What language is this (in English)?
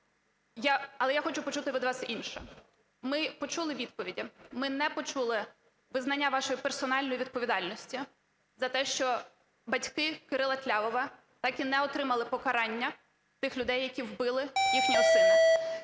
Ukrainian